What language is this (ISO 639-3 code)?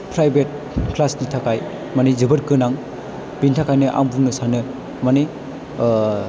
brx